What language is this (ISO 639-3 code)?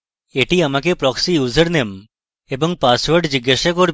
ben